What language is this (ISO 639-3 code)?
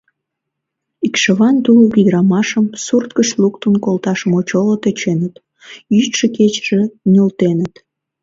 chm